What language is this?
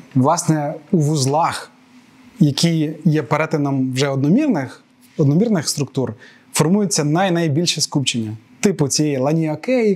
Ukrainian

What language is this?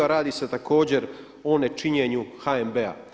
Croatian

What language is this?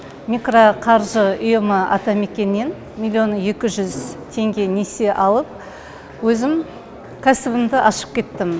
Kazakh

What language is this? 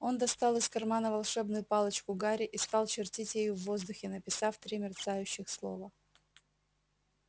Russian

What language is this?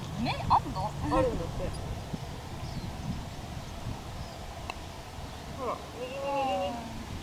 Japanese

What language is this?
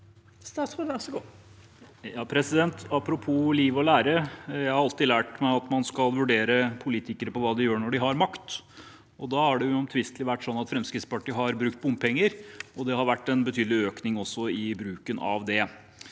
Norwegian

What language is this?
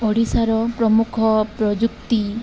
Odia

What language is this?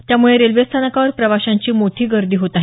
Marathi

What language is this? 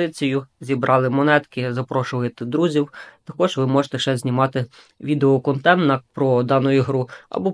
Ukrainian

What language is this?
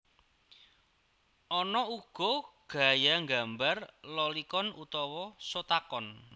Javanese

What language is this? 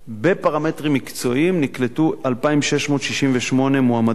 Hebrew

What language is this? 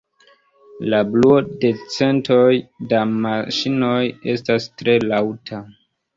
Esperanto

